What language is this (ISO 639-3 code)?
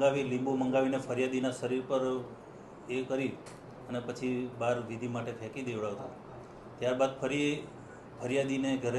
guj